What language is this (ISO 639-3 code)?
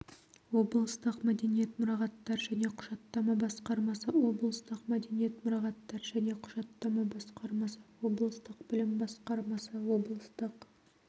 kaz